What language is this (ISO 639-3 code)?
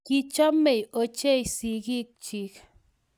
kln